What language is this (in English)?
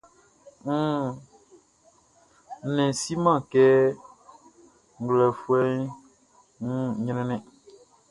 Baoulé